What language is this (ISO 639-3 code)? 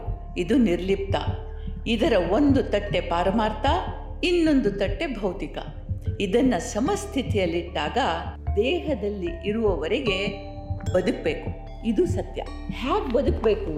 kan